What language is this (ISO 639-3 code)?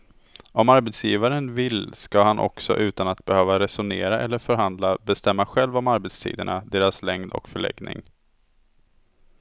swe